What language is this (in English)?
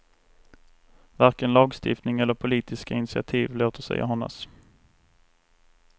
Swedish